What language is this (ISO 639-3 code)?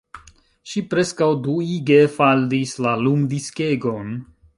epo